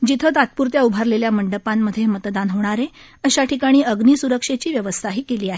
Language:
Marathi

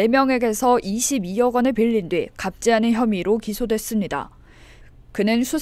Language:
Korean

